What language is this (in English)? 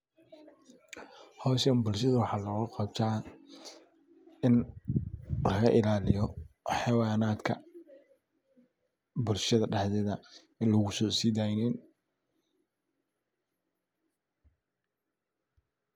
Somali